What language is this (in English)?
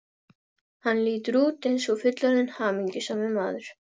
Icelandic